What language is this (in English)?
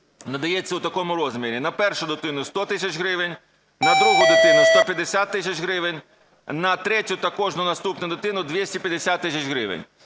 Ukrainian